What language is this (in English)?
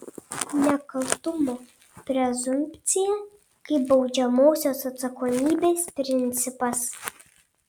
Lithuanian